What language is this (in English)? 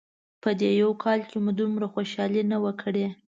Pashto